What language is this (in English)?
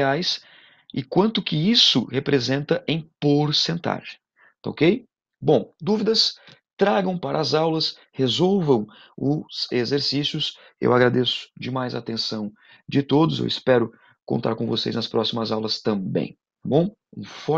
Portuguese